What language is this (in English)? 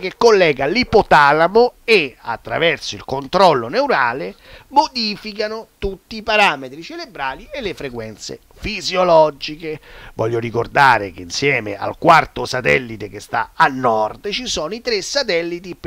Italian